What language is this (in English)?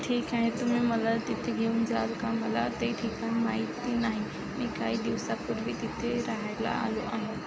Marathi